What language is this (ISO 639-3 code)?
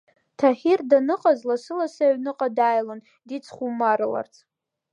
abk